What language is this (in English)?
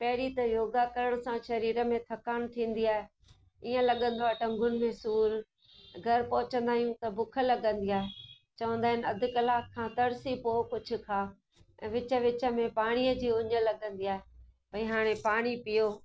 Sindhi